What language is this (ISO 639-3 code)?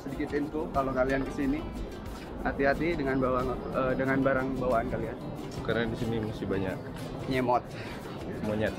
ind